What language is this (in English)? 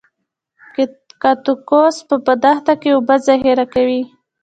Pashto